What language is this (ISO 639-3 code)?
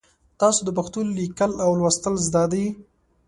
pus